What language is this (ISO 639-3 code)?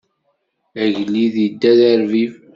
kab